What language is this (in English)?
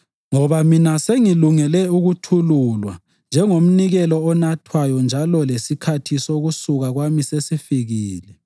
North Ndebele